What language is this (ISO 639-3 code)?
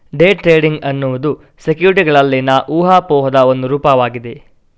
kan